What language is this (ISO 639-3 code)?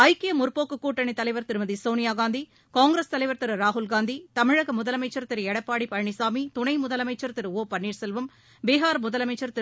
tam